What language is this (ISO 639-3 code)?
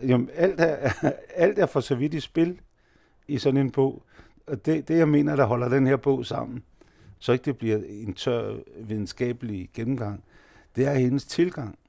dan